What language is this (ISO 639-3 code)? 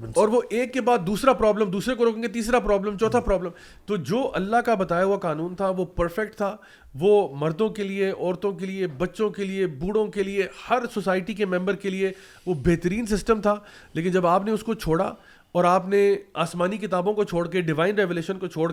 urd